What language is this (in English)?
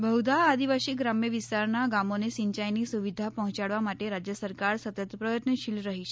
Gujarati